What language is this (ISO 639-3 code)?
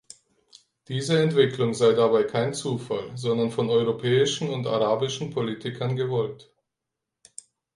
deu